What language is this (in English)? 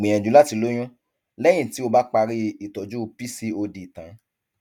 Yoruba